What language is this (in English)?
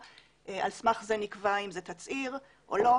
Hebrew